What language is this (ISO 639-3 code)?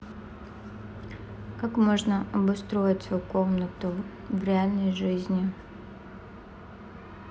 rus